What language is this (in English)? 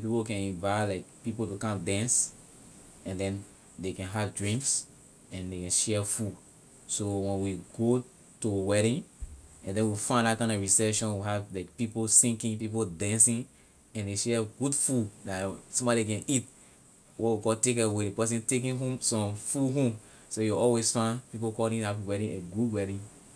Liberian English